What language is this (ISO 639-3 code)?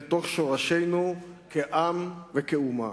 heb